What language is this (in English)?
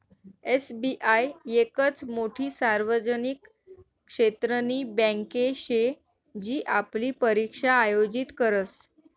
Marathi